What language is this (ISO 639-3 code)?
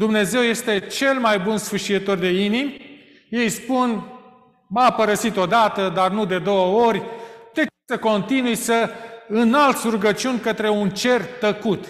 ron